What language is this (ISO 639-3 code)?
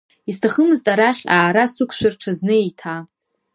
abk